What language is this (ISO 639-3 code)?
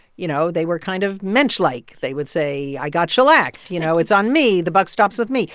eng